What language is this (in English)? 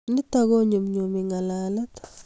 Kalenjin